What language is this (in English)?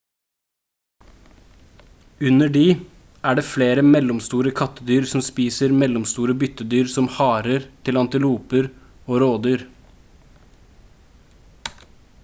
Norwegian Bokmål